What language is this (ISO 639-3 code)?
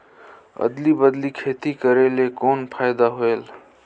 hne